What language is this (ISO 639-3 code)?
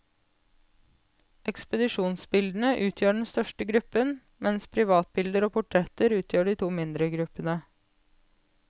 nor